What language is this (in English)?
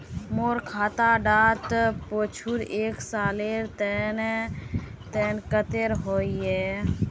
Magahi